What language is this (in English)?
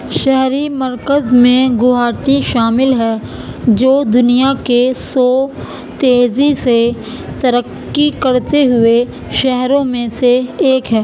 Urdu